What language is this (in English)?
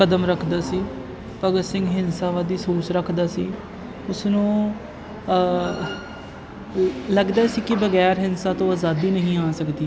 Punjabi